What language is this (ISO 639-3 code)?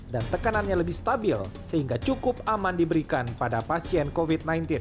ind